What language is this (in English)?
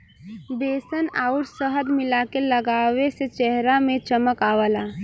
Bhojpuri